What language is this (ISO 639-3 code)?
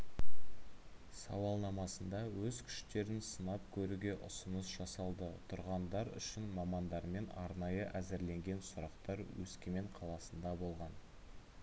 kaz